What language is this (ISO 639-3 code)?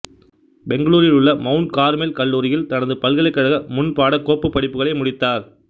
tam